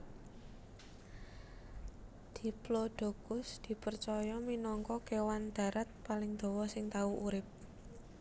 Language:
Javanese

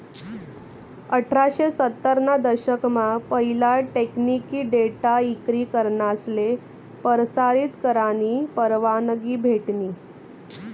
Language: Marathi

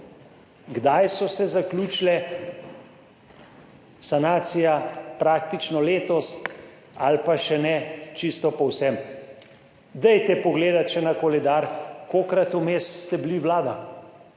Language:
Slovenian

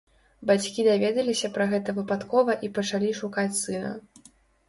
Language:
Belarusian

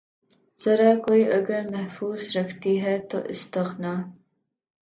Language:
Urdu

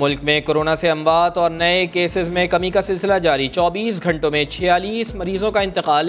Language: Urdu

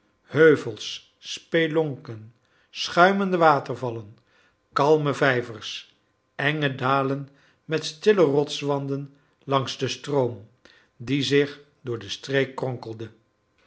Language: Dutch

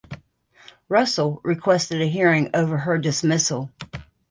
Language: English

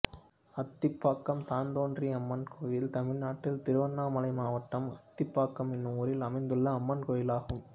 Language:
Tamil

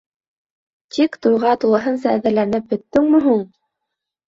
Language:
Bashkir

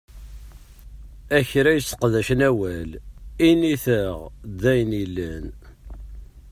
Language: Kabyle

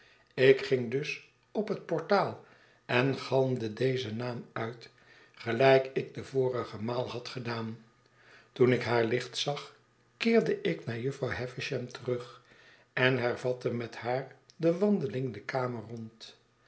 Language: Dutch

